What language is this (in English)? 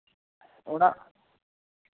Santali